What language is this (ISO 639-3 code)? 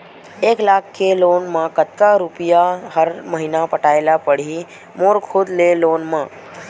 hne